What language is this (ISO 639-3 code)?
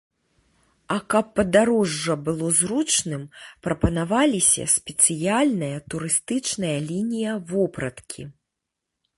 bel